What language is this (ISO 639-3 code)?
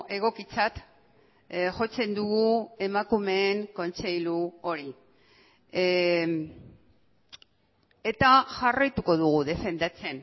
eus